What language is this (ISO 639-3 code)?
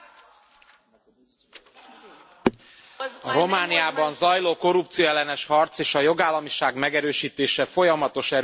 hun